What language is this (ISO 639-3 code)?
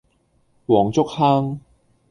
yue